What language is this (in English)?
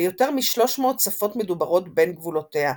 Hebrew